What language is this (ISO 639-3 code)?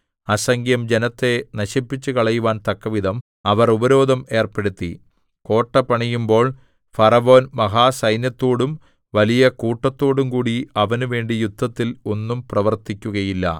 mal